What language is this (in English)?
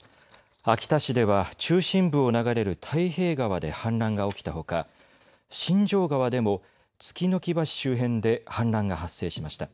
Japanese